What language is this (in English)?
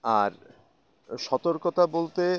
Bangla